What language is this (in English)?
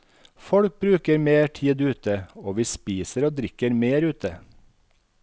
Norwegian